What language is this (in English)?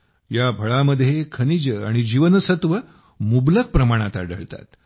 Marathi